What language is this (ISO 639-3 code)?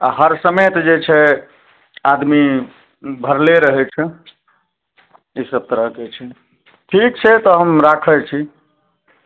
mai